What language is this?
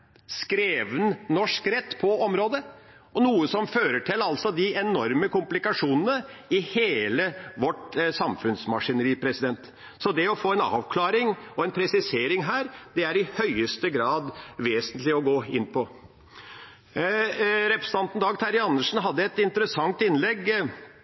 Norwegian Bokmål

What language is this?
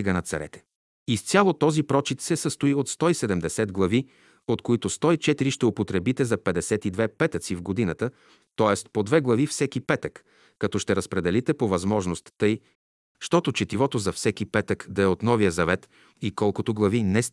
Bulgarian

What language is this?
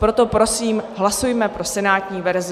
Czech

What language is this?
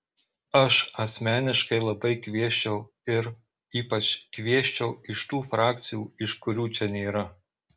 Lithuanian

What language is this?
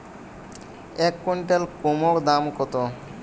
Bangla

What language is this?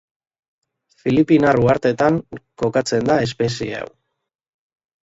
Basque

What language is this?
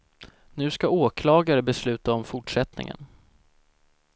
Swedish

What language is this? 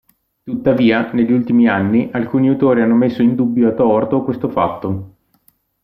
Italian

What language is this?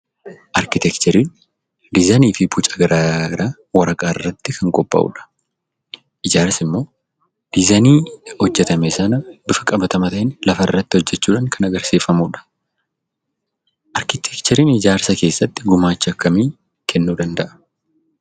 Oromo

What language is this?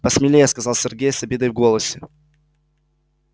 Russian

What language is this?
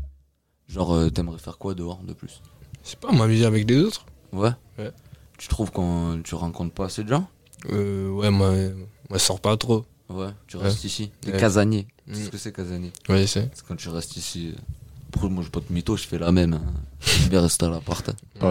French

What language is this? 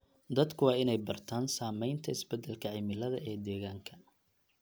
Somali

